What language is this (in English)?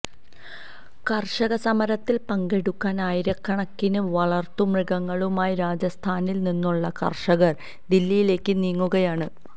Malayalam